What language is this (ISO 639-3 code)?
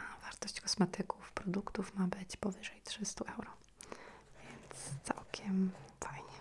pol